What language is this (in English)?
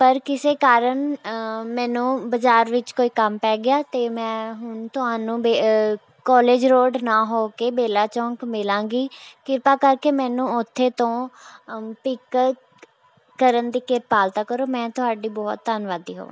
Punjabi